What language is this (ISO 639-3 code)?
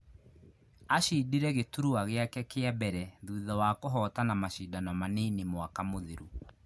kik